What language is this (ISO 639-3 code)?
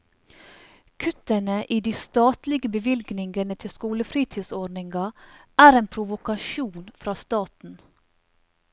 nor